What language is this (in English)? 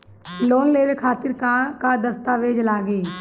Bhojpuri